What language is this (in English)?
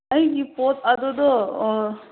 Manipuri